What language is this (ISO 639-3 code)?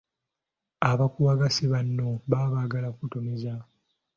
lug